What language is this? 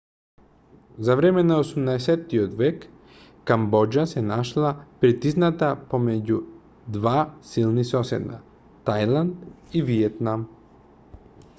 Macedonian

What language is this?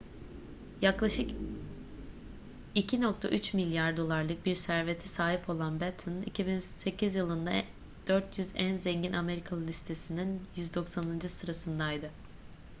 Turkish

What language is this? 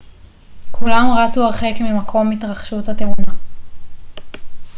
Hebrew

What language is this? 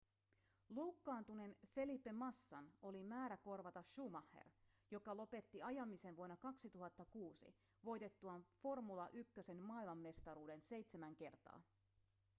Finnish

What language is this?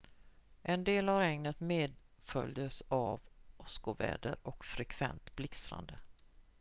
Swedish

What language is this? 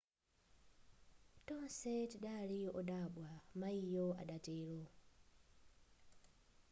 Nyanja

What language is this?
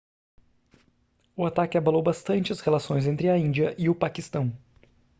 Portuguese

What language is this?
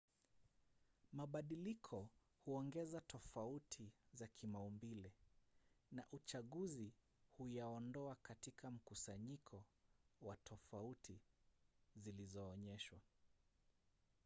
Swahili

